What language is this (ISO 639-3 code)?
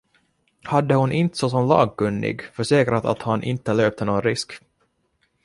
swe